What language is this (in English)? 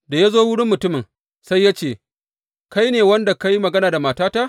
Hausa